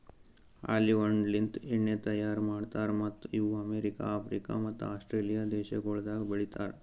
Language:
Kannada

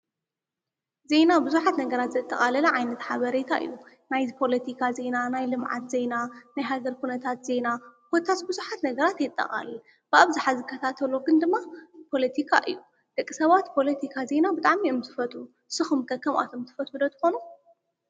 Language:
Tigrinya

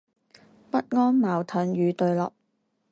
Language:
Chinese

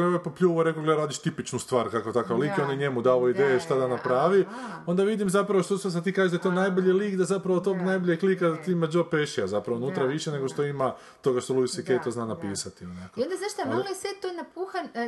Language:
Croatian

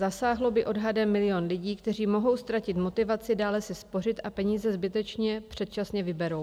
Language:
Czech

